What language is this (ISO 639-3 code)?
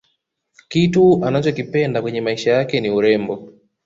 swa